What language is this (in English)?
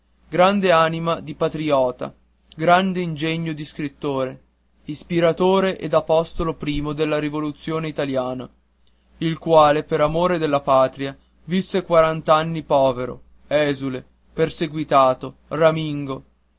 Italian